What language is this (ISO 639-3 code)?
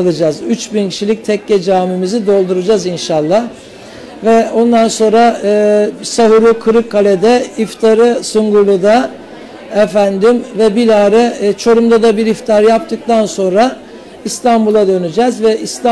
tur